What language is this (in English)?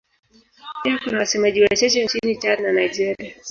Swahili